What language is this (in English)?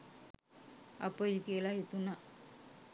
Sinhala